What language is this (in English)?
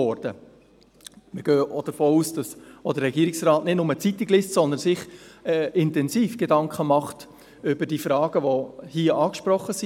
Swiss German